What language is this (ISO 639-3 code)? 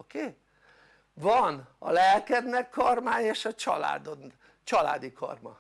hun